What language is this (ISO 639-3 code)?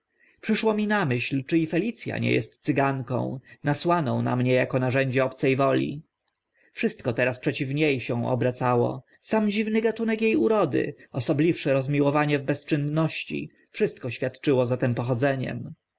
pol